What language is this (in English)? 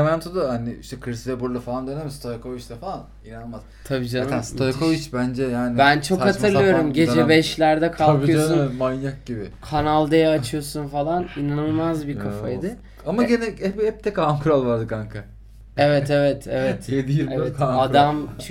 Turkish